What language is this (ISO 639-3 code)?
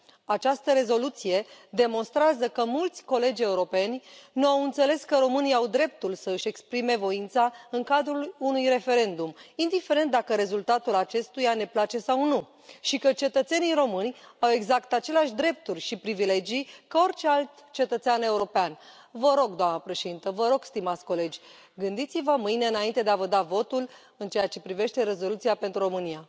ron